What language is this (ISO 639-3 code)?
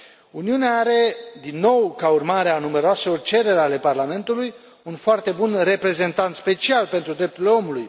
ron